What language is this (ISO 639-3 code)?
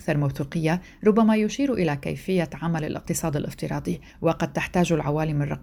ara